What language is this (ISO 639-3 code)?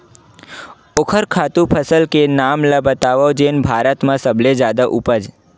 hne